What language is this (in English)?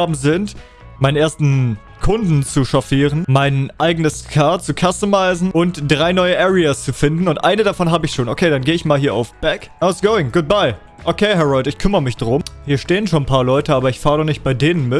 German